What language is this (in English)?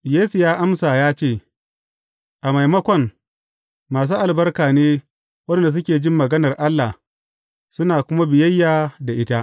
Hausa